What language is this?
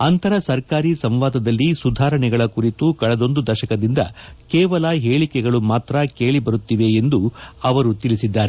Kannada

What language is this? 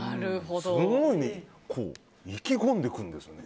Japanese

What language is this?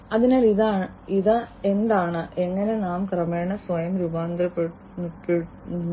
Malayalam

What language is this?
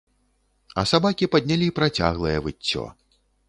Belarusian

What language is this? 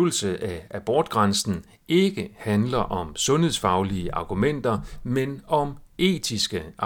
Danish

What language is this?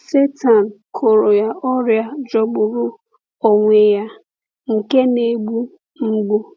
Igbo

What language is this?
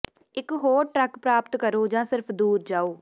Punjabi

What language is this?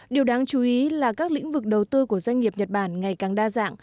Vietnamese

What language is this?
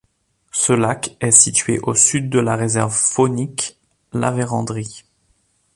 French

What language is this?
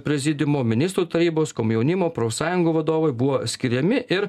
Lithuanian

